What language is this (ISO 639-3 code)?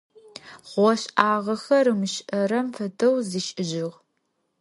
ady